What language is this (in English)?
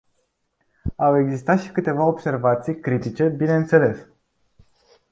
Romanian